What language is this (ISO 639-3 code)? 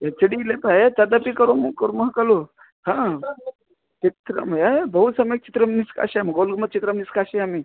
san